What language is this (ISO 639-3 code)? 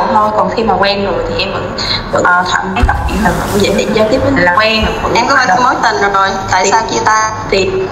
vie